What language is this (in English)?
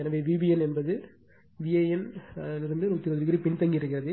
Tamil